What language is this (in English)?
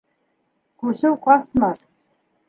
Bashkir